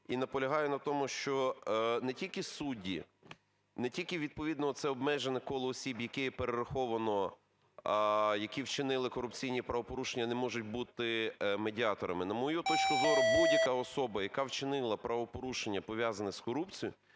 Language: Ukrainian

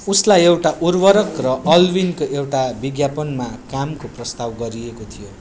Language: Nepali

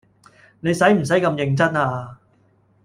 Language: Cantonese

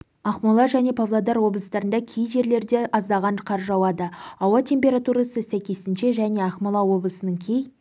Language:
Kazakh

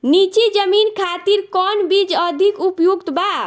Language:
Bhojpuri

